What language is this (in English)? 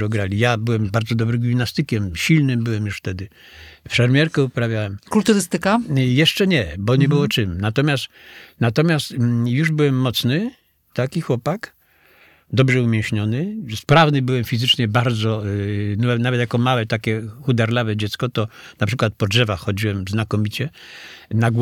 Polish